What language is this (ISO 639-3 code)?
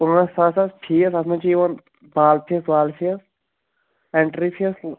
kas